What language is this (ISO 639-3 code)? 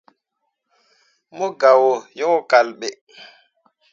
mua